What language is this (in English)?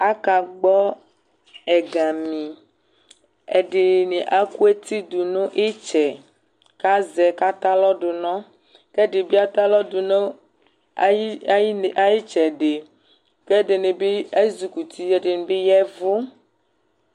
Ikposo